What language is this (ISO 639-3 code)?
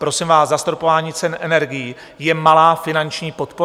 ces